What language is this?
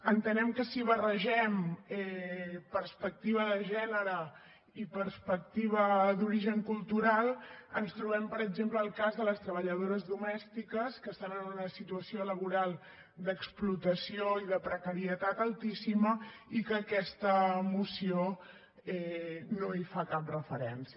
Catalan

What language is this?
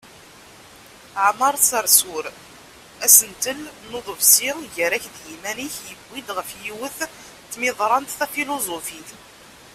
Kabyle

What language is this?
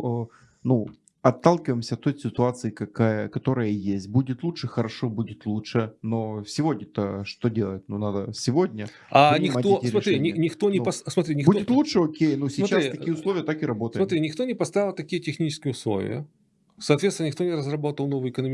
Russian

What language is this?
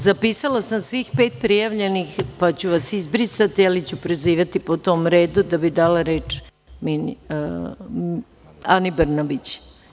Serbian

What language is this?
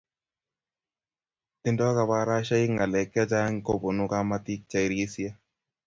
Kalenjin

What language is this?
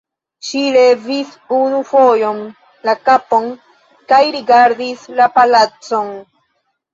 Esperanto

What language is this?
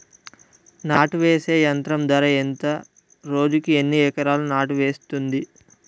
Telugu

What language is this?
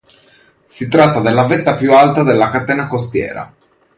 Italian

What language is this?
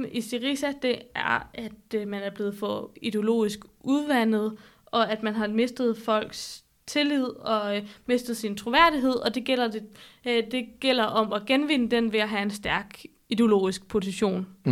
Danish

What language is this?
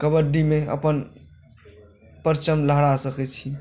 Maithili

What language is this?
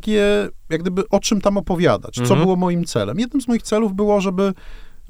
Polish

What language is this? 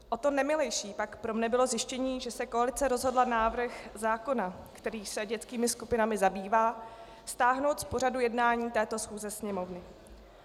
Czech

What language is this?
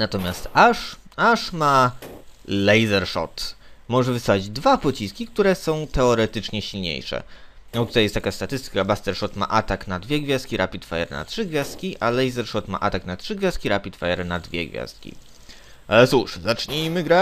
Polish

